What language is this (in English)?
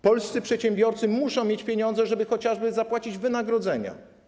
Polish